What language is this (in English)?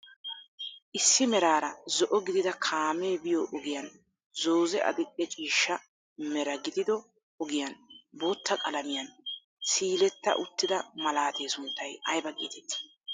Wolaytta